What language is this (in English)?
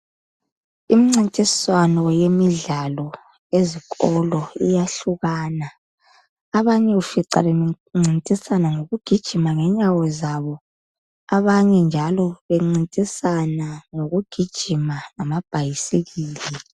North Ndebele